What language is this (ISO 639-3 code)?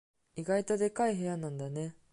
jpn